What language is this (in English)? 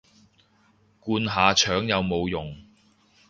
Cantonese